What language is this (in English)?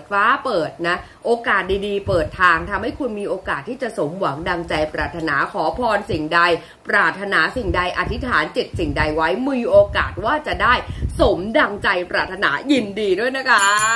Thai